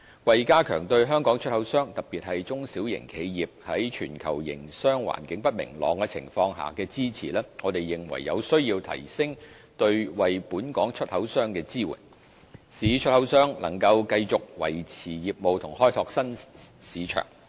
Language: Cantonese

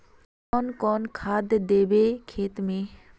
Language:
Magahi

